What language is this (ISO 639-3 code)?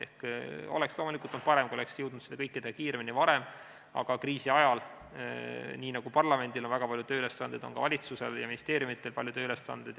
est